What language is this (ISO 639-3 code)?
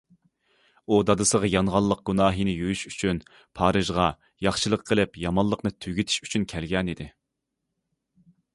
uig